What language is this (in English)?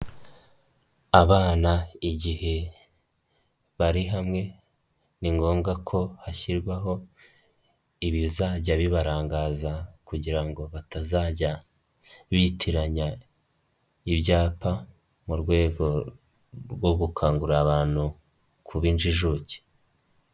Kinyarwanda